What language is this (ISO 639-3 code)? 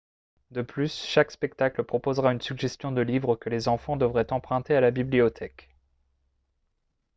fra